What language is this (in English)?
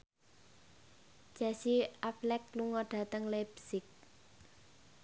Javanese